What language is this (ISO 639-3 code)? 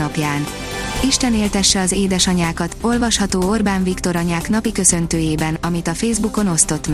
hun